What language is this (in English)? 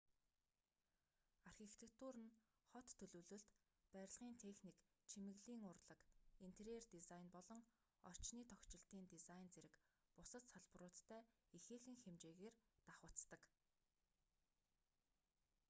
Mongolian